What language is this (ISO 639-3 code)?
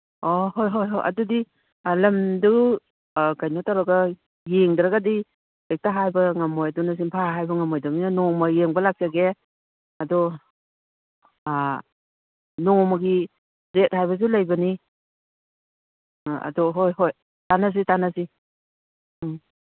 mni